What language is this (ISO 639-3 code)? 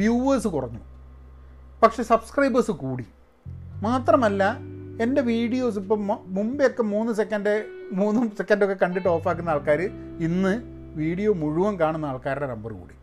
mal